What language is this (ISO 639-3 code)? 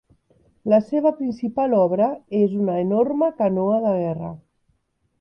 cat